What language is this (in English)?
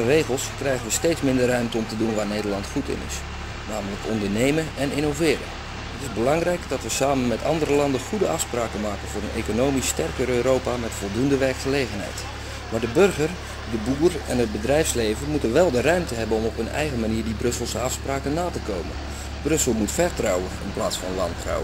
Dutch